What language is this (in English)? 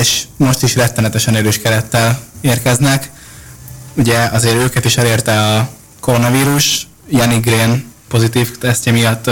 Hungarian